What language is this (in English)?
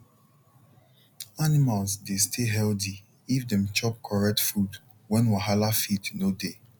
Nigerian Pidgin